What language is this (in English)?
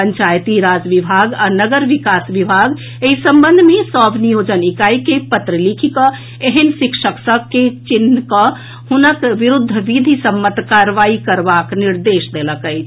Maithili